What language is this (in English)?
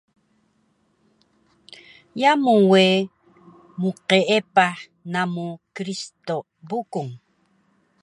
Taroko